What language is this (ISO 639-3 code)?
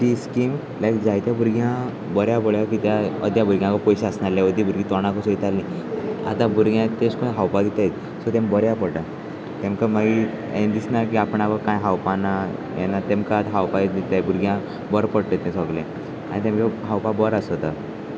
kok